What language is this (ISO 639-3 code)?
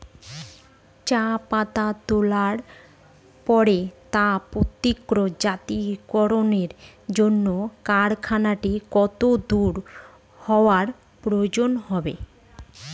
ben